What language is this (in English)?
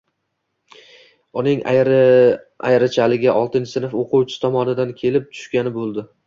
Uzbek